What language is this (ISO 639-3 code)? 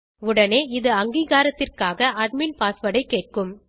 tam